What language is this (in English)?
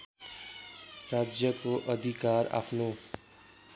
Nepali